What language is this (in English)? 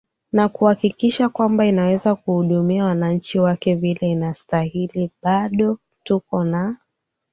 Swahili